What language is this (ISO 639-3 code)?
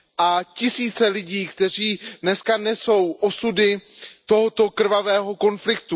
ces